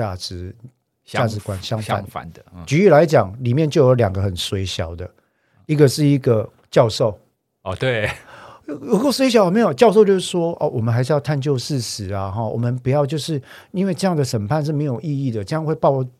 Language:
Chinese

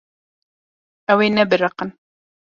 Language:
Kurdish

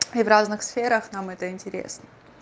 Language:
Russian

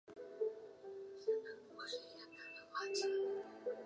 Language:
Chinese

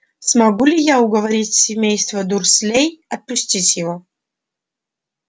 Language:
Russian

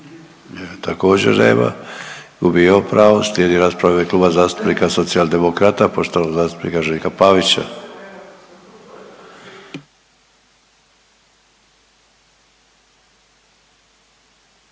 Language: Croatian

